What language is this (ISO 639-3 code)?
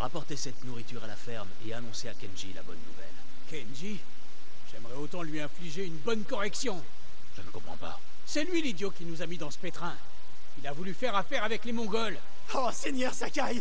fra